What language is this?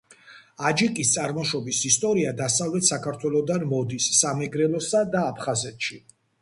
Georgian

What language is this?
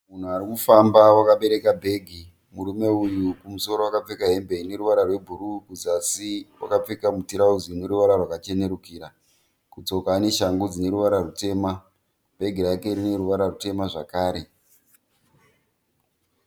Shona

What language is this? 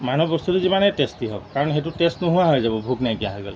Assamese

